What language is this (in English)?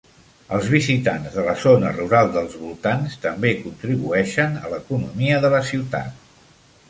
Catalan